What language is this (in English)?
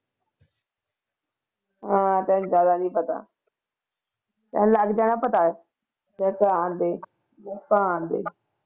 Punjabi